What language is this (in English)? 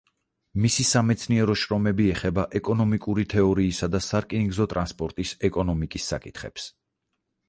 Georgian